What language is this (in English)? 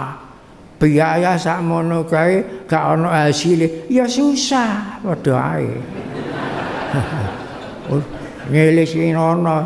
Indonesian